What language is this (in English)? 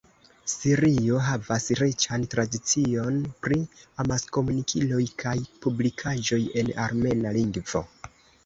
Esperanto